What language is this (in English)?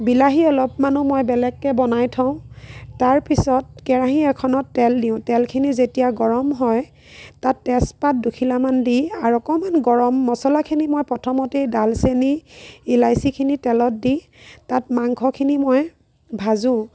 Assamese